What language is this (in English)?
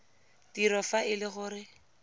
Tswana